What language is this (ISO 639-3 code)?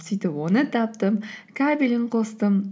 kaz